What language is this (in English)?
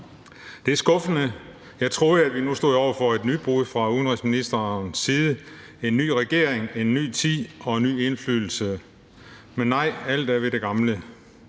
Danish